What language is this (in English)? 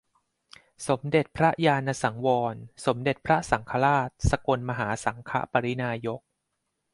Thai